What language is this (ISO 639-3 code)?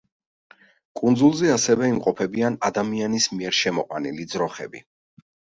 kat